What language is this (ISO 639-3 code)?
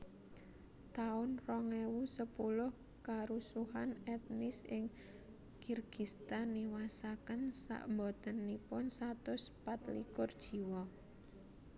jav